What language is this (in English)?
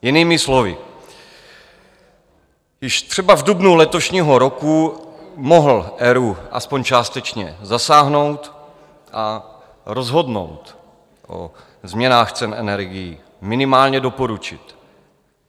Czech